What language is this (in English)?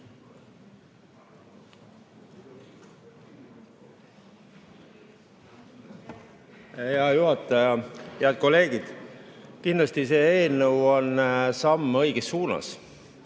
Estonian